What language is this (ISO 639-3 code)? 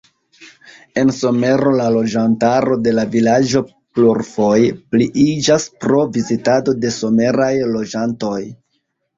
epo